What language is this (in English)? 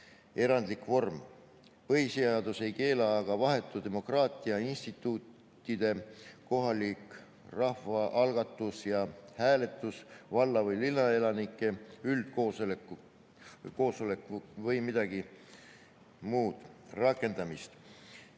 Estonian